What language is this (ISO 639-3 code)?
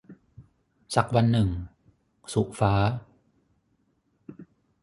tha